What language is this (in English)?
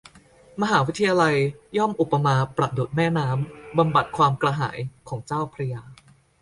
Thai